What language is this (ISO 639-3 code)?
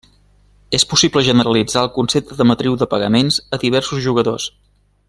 cat